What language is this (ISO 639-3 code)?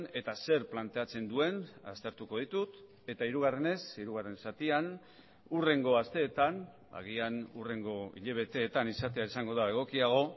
eus